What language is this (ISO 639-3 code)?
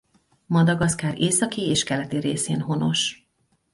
hun